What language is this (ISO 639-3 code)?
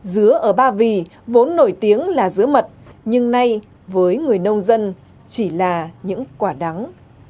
vie